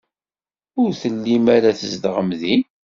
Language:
Kabyle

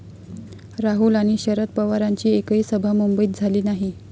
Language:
Marathi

